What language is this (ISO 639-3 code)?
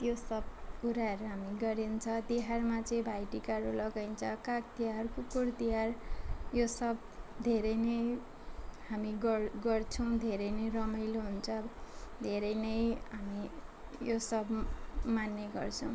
nep